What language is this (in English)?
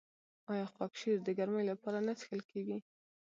Pashto